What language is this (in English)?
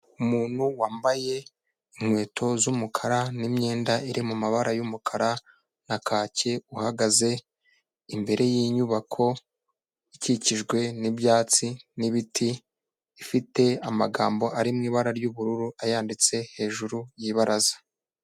Kinyarwanda